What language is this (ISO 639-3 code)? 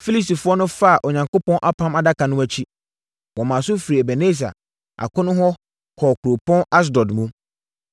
aka